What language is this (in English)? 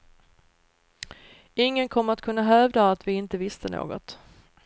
Swedish